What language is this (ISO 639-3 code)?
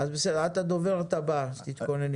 heb